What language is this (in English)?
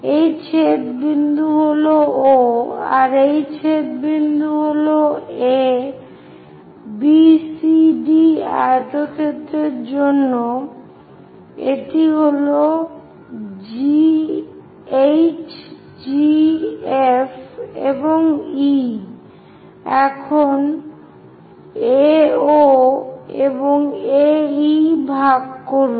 Bangla